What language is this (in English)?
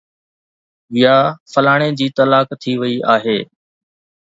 Sindhi